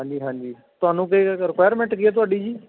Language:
Punjabi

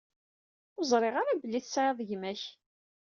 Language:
Kabyle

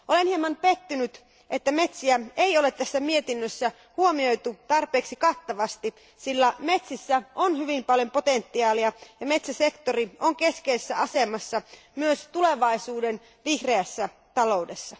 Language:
Finnish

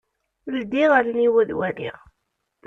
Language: Kabyle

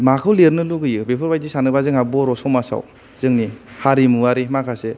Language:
Bodo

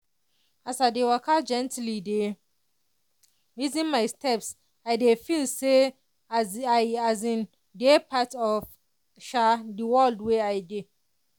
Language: Nigerian Pidgin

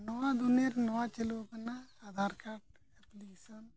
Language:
Santali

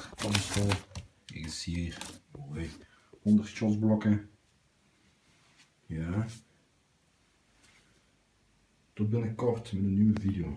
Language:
Dutch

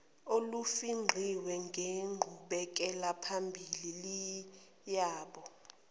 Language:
Zulu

